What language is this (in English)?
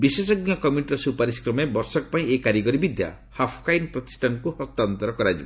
Odia